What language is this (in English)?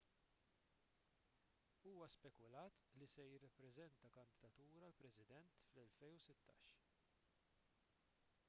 Maltese